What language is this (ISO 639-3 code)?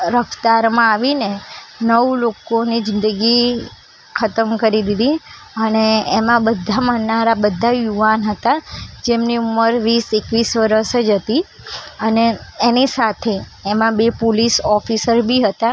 guj